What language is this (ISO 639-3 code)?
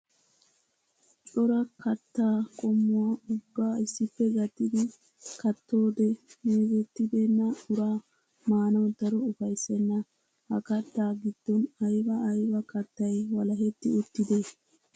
wal